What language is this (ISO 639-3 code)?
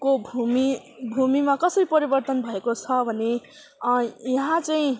nep